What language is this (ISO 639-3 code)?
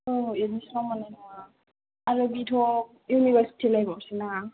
brx